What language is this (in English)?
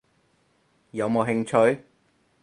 Cantonese